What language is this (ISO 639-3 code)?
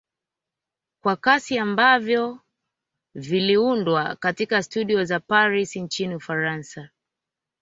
swa